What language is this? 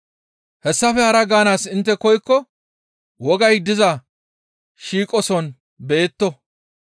Gamo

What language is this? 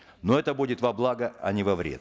Kazakh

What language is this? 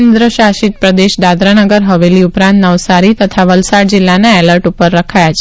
Gujarati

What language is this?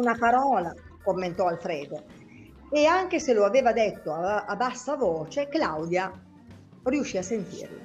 Italian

